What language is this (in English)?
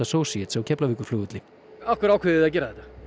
Icelandic